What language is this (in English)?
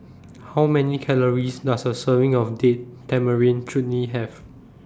English